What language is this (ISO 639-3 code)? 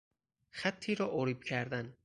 fas